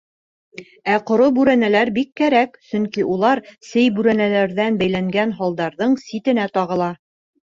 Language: Bashkir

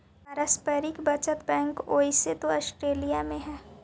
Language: Magahi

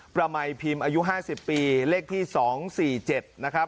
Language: Thai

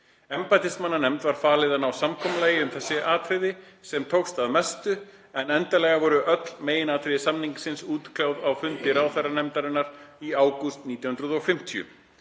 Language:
Icelandic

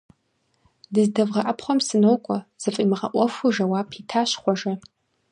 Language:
Kabardian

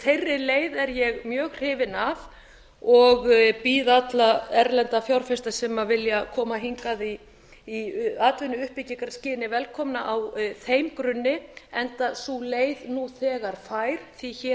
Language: Icelandic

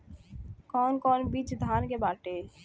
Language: Bhojpuri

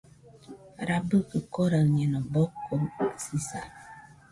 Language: Nüpode Huitoto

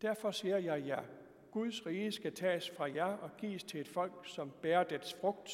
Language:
Danish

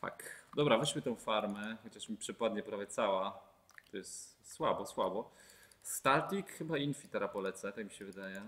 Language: Polish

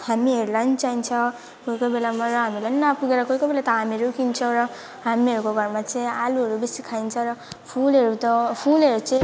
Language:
Nepali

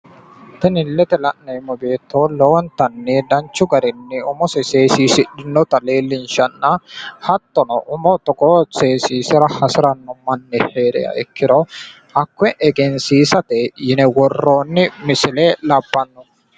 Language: Sidamo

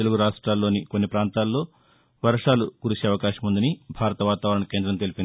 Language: Telugu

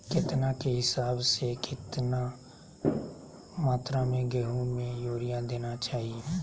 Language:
Magahi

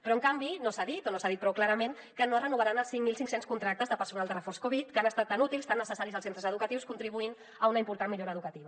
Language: Catalan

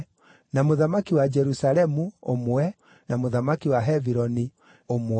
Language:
Kikuyu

